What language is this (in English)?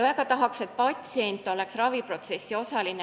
Estonian